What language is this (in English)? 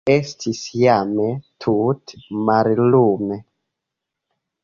Esperanto